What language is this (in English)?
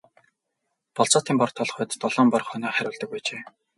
Mongolian